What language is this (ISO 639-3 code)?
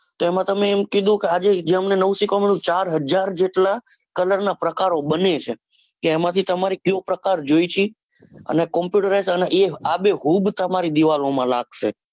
guj